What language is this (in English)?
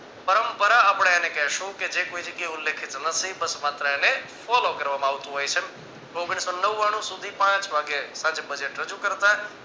Gujarati